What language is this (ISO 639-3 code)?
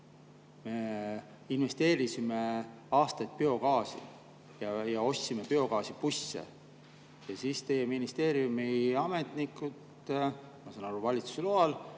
est